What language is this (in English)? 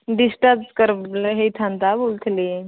Odia